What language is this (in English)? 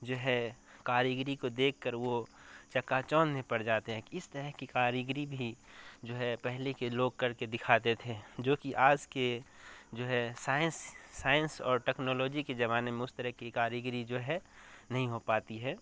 Urdu